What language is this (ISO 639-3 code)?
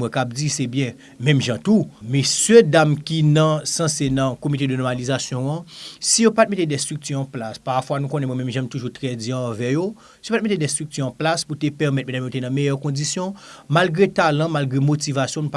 fra